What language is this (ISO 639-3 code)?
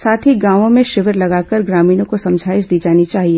hin